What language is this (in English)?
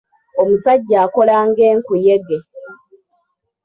Ganda